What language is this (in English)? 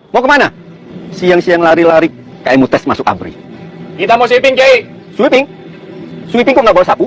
Indonesian